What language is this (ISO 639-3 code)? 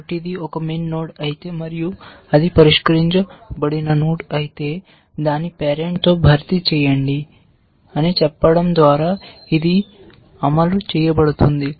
tel